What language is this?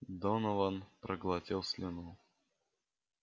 Russian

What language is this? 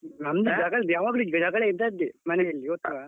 Kannada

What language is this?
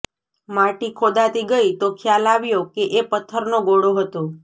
Gujarati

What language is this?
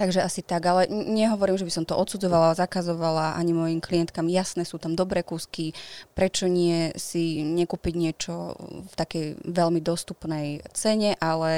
Slovak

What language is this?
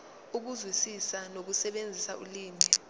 Zulu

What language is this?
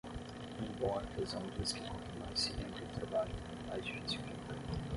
Portuguese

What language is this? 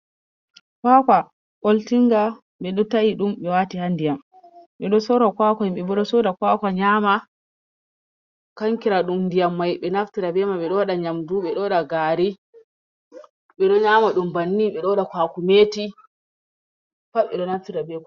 Fula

